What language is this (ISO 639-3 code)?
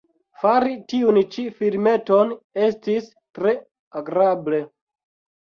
epo